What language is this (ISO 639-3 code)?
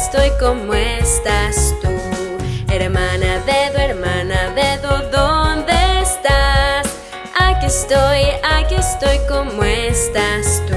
spa